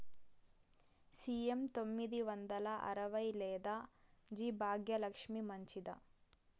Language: Telugu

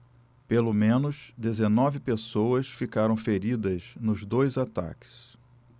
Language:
Portuguese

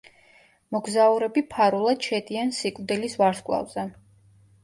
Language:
Georgian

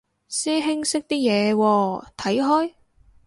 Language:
Cantonese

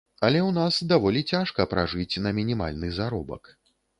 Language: Belarusian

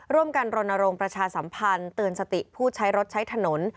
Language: Thai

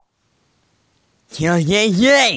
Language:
Russian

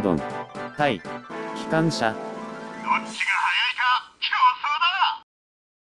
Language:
Japanese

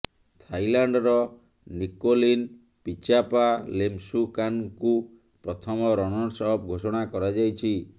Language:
Odia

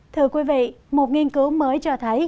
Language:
Vietnamese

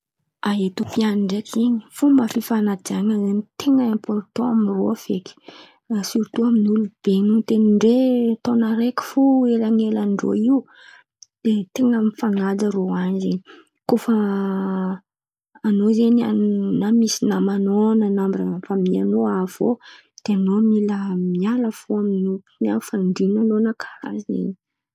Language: Antankarana Malagasy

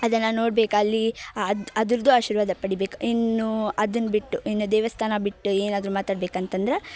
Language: Kannada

